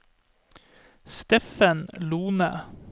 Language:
Norwegian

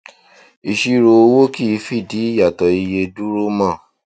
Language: Yoruba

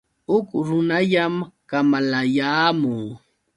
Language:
Yauyos Quechua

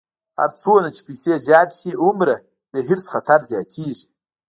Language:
Pashto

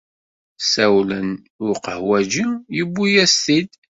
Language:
Kabyle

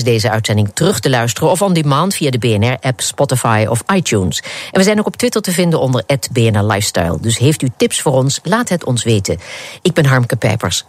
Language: Dutch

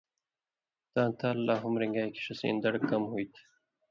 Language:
Indus Kohistani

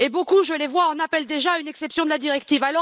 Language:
French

